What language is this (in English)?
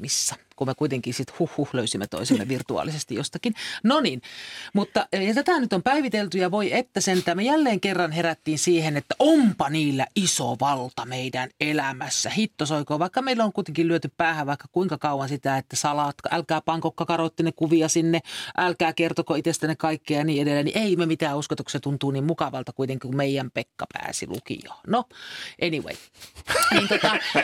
Finnish